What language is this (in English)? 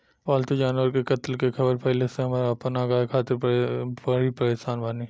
Bhojpuri